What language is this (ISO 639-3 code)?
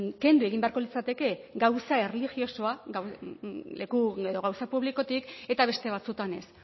eus